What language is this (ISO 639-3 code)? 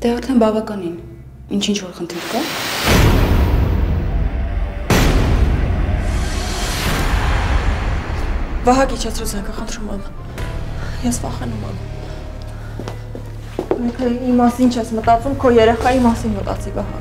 ron